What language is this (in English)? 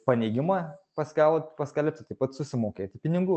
Lithuanian